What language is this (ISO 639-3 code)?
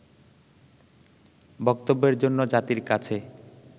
ben